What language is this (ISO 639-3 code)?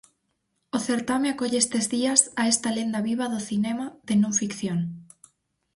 glg